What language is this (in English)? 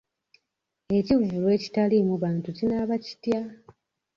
Ganda